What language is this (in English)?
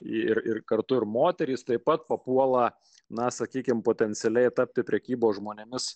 Lithuanian